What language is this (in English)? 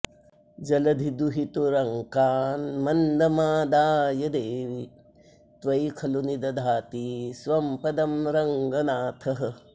Sanskrit